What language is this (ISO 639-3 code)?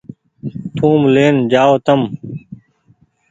gig